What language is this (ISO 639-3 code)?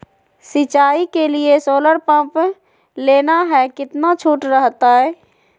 mag